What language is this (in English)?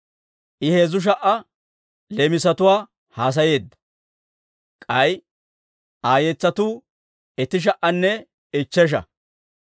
Dawro